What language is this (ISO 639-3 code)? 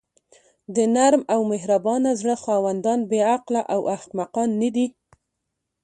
pus